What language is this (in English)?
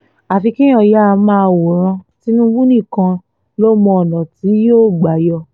Yoruba